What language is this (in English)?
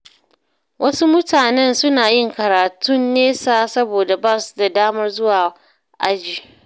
Hausa